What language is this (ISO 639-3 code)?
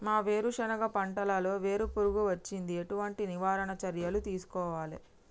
tel